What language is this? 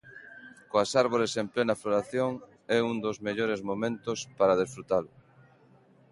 Galician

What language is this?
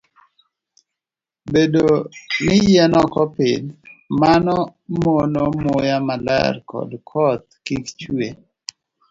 Luo (Kenya and Tanzania)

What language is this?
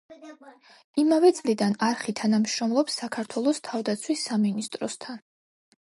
Georgian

